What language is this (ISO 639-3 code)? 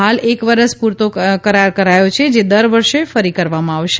guj